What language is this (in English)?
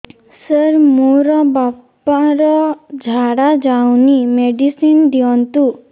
Odia